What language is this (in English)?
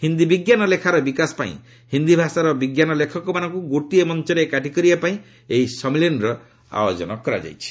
Odia